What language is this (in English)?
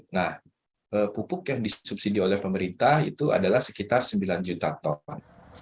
Indonesian